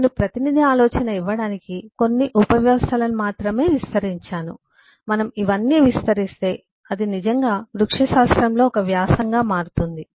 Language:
Telugu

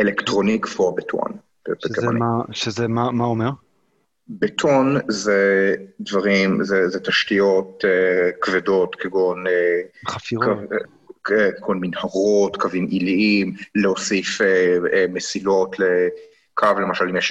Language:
Hebrew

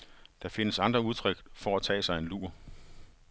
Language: Danish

